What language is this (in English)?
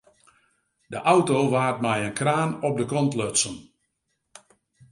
Western Frisian